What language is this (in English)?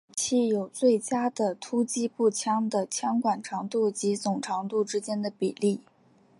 Chinese